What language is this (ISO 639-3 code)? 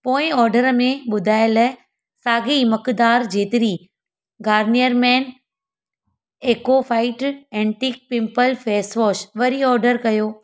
snd